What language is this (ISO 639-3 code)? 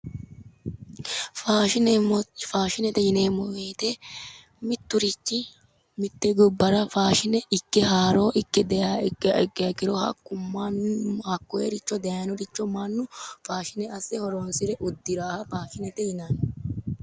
sid